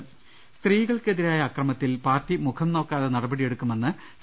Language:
Malayalam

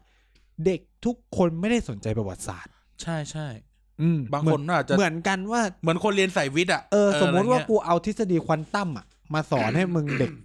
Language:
Thai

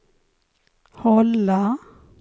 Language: Swedish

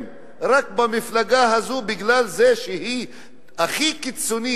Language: Hebrew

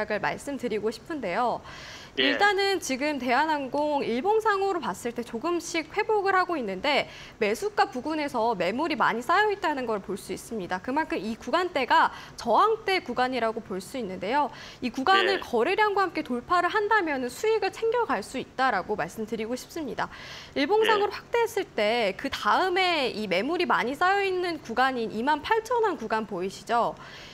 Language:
Korean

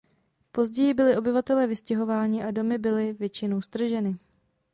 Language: Czech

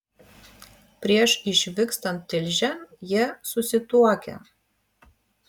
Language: Lithuanian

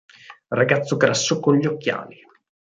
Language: Italian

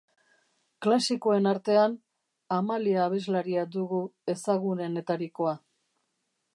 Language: Basque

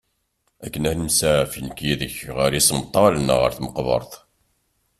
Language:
Kabyle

